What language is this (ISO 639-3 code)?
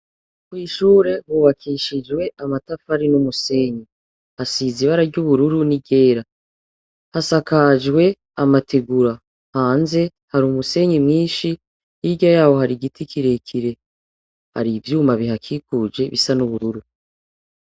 run